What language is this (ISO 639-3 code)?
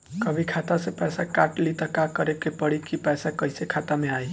bho